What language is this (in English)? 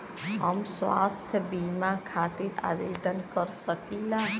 Bhojpuri